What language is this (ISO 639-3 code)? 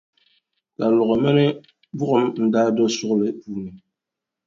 dag